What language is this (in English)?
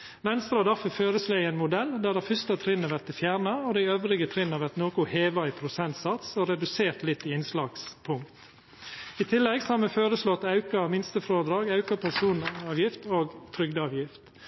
Norwegian Nynorsk